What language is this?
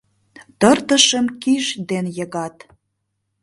Mari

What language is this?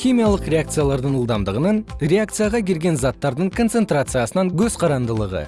Kyrgyz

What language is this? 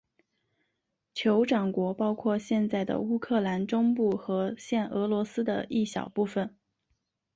Chinese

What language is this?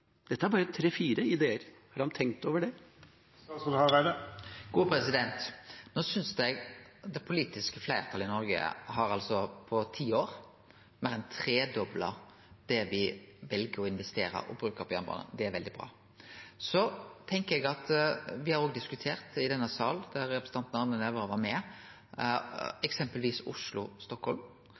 Norwegian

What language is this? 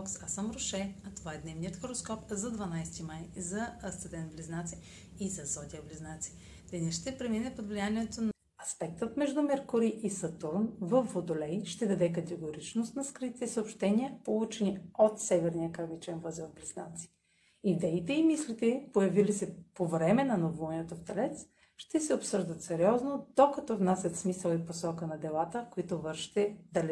Bulgarian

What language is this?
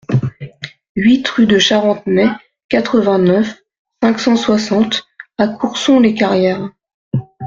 French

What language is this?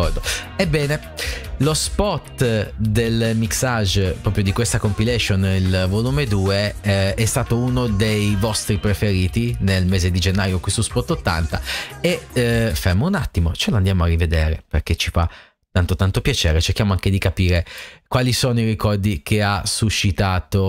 Italian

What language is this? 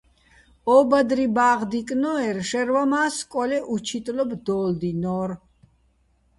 Bats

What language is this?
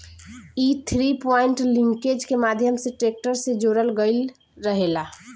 Bhojpuri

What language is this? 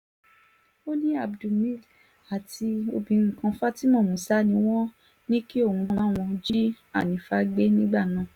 Yoruba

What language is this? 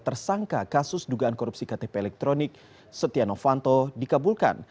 Indonesian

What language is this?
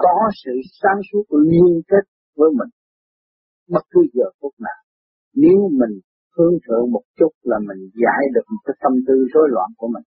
Vietnamese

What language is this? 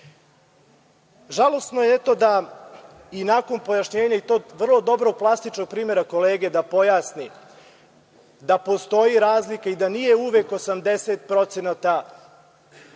Serbian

